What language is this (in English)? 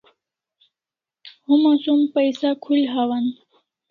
Kalasha